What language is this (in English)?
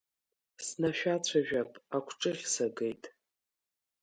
Abkhazian